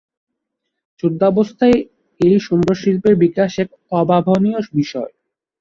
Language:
Bangla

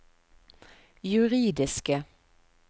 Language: Norwegian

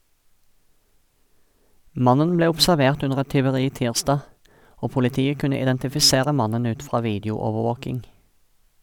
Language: Norwegian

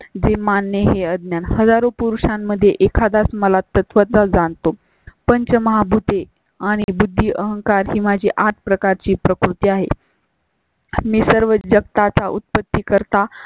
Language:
Marathi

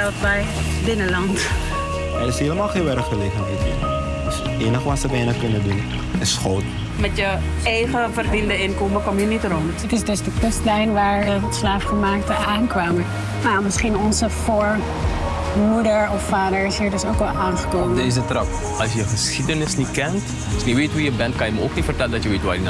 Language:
Dutch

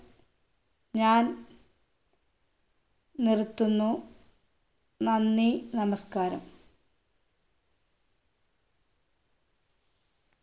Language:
Malayalam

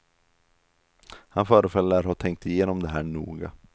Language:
Swedish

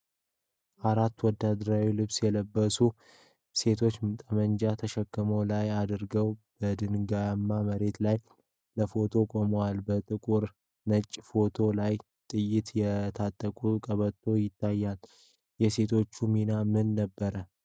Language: Amharic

